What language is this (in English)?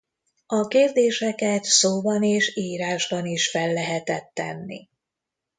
Hungarian